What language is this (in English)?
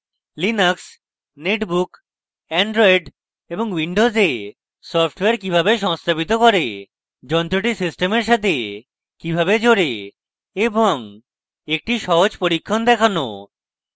Bangla